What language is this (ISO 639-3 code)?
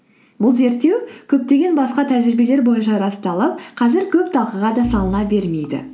kaz